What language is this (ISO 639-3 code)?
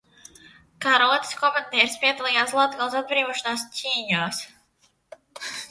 lav